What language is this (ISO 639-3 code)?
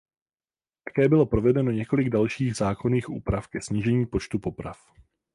ces